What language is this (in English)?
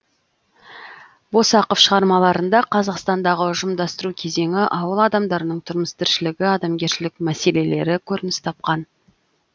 Kazakh